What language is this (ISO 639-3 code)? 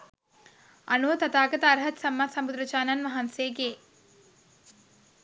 sin